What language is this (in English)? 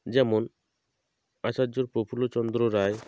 Bangla